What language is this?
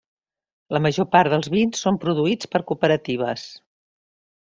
Catalan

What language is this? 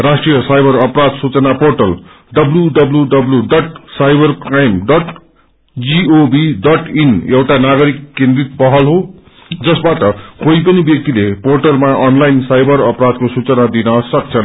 Nepali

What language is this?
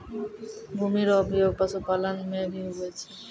Maithili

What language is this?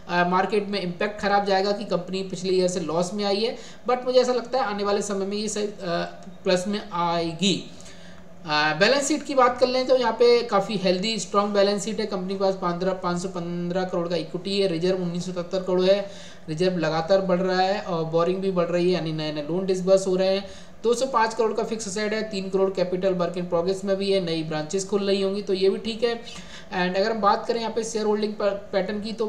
Hindi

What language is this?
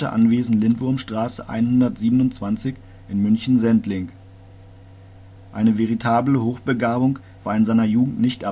German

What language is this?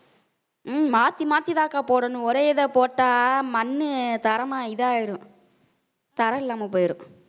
Tamil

